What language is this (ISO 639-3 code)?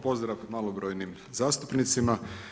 hrv